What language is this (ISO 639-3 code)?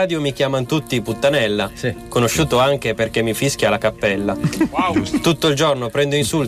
ita